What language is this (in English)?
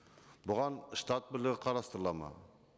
Kazakh